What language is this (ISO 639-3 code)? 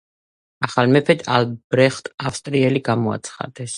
kat